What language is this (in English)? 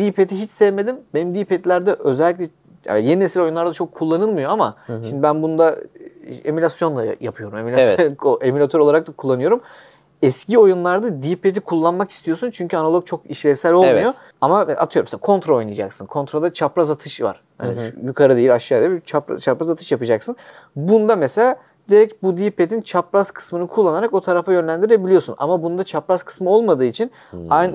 Turkish